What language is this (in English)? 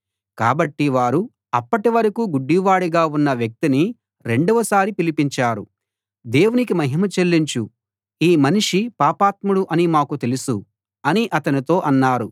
Telugu